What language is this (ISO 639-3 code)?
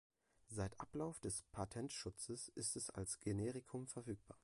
deu